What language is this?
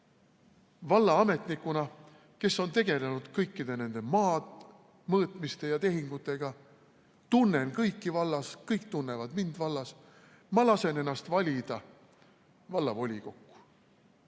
Estonian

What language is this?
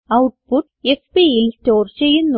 Malayalam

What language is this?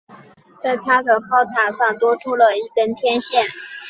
Chinese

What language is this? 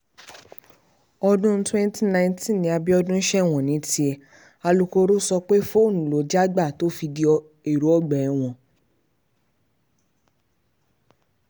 Yoruba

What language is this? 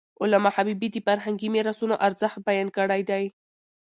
Pashto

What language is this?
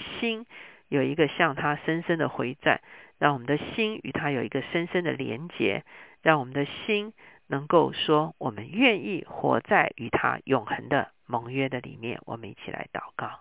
Chinese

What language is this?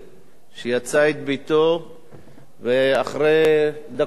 Hebrew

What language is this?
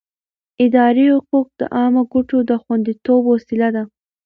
Pashto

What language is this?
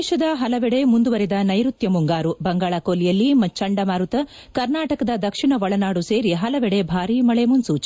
Kannada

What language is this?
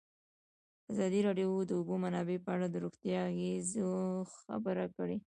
Pashto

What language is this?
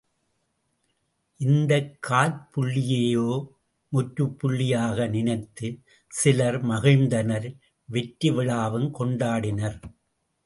Tamil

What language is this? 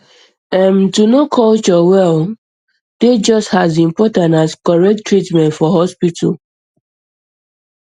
Nigerian Pidgin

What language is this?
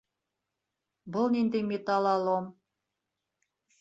Bashkir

